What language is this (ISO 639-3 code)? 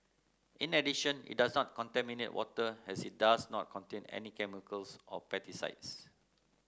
eng